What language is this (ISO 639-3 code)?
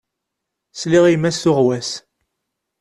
kab